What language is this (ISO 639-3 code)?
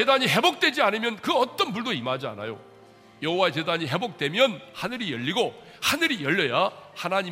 kor